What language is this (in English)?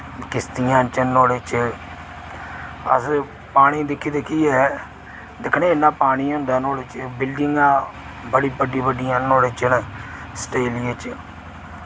Dogri